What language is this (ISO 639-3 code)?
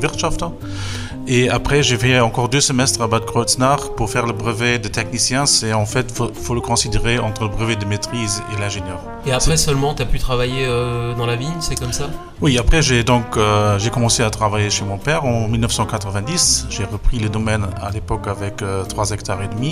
fra